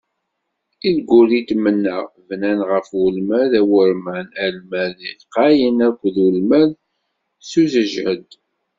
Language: Kabyle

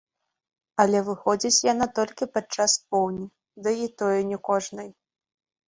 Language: Belarusian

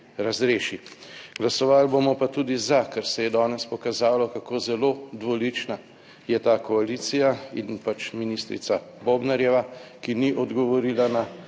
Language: Slovenian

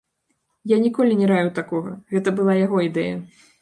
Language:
Belarusian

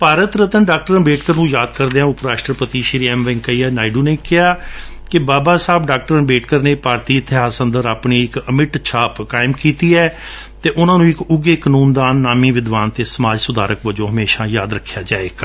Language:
Punjabi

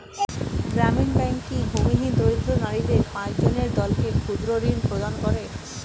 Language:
Bangla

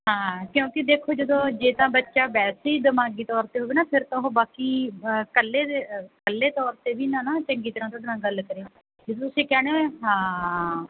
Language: Punjabi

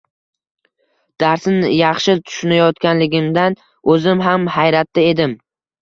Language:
Uzbek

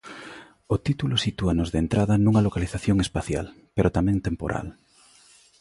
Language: Galician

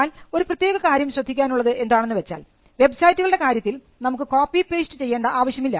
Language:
Malayalam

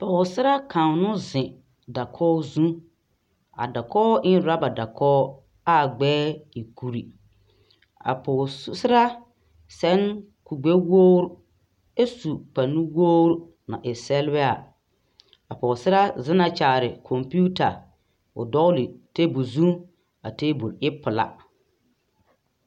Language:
Southern Dagaare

